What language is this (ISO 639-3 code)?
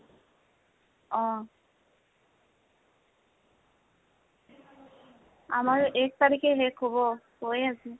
asm